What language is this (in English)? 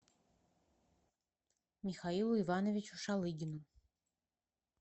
Russian